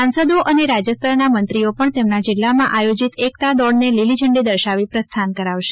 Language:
Gujarati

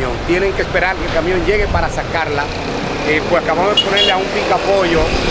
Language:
Spanish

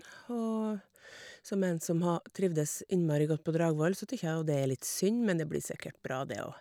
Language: Norwegian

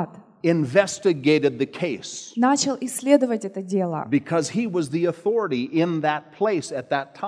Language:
Russian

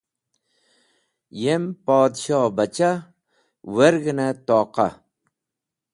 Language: Wakhi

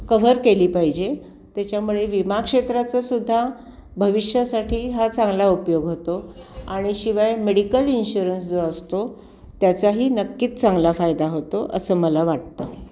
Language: Marathi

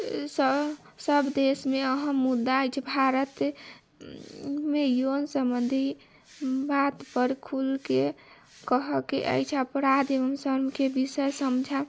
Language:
Maithili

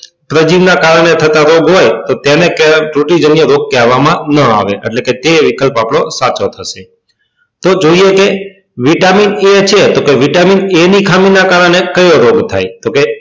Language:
Gujarati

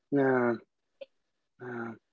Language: Welsh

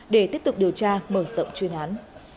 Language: Vietnamese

